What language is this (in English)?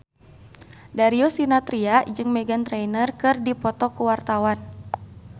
Sundanese